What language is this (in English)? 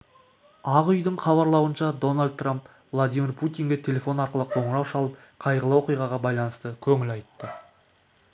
Kazakh